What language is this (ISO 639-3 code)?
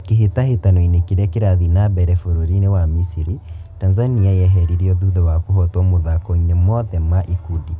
kik